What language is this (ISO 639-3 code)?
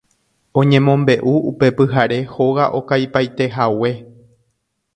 grn